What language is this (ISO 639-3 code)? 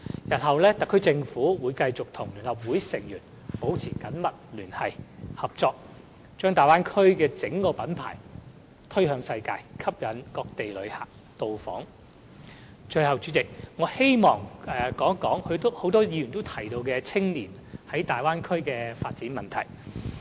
yue